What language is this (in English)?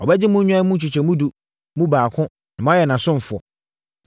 Akan